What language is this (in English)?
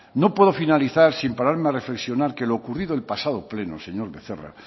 Spanish